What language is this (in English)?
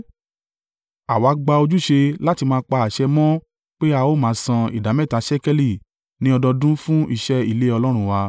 Yoruba